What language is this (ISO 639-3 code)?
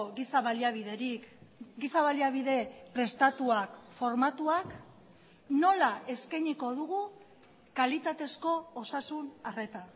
eus